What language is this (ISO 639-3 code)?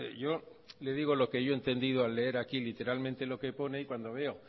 spa